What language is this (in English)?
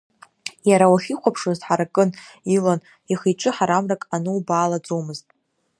Abkhazian